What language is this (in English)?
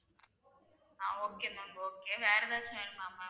Tamil